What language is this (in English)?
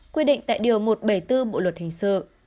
Vietnamese